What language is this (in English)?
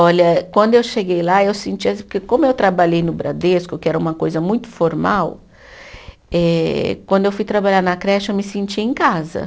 Portuguese